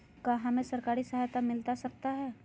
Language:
Magahi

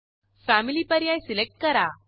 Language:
Marathi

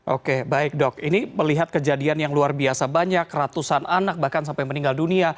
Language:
Indonesian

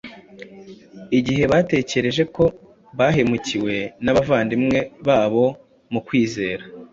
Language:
Kinyarwanda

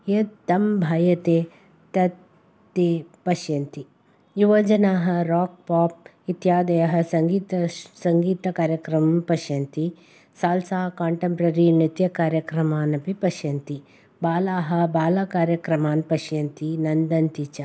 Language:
Sanskrit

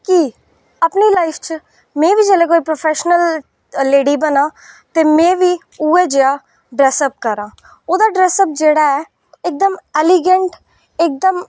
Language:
Dogri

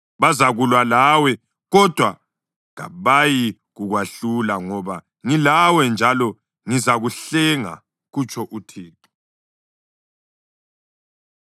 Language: North Ndebele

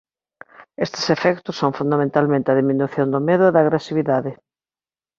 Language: Galician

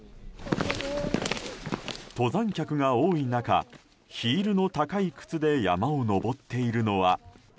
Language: Japanese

